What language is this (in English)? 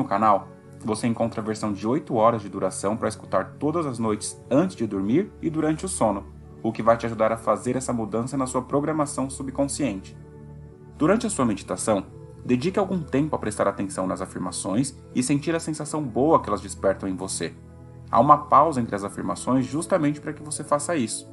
Portuguese